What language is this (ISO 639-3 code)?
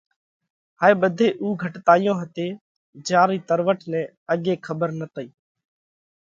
kvx